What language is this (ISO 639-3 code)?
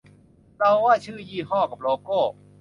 tha